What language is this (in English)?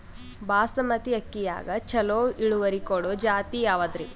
Kannada